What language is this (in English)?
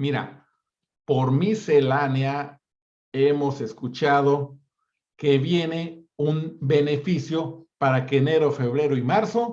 Spanish